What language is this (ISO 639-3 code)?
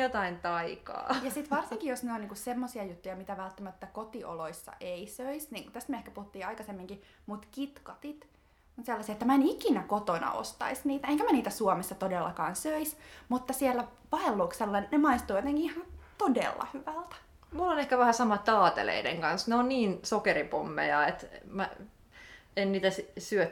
fin